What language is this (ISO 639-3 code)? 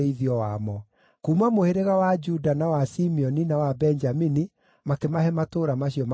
kik